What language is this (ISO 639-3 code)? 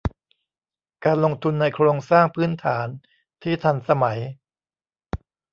tha